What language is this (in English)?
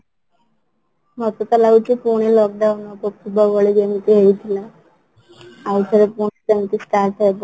Odia